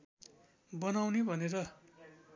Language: Nepali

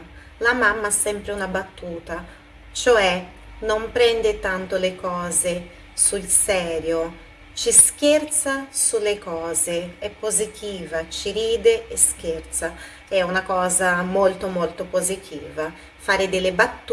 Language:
Italian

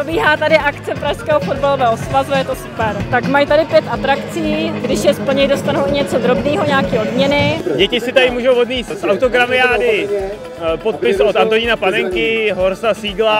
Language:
Czech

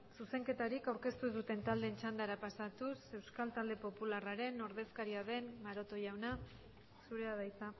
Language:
Basque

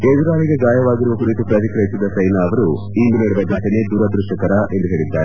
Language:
Kannada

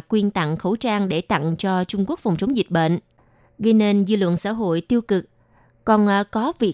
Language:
Vietnamese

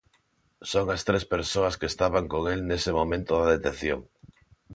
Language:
Galician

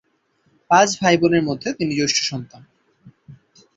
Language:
Bangla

